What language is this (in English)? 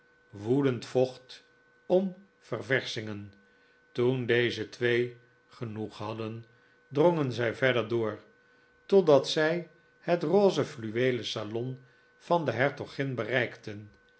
Dutch